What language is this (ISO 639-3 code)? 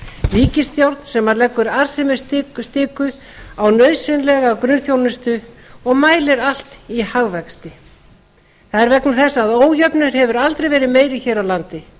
isl